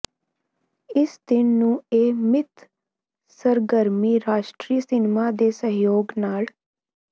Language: Punjabi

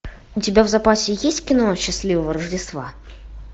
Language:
Russian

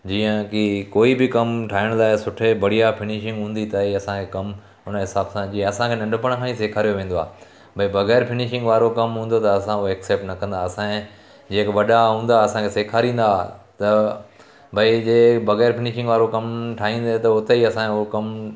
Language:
Sindhi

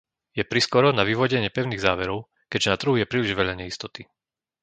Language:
Slovak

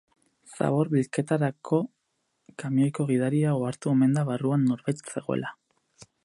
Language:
Basque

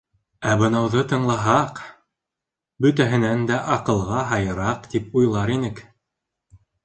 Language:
Bashkir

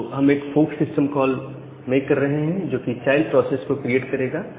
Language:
Hindi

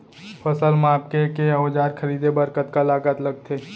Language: Chhattisgarhi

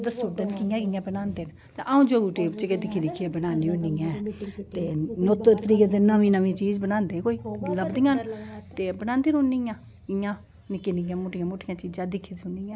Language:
Dogri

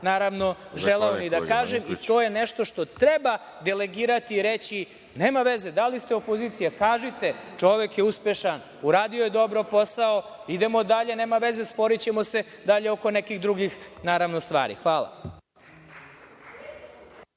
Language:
Serbian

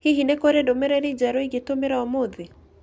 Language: Kikuyu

